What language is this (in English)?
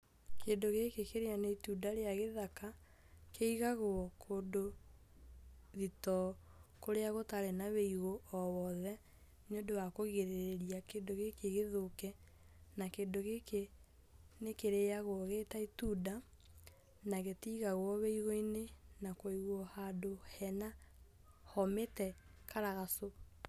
Kikuyu